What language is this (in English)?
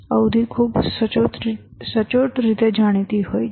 Gujarati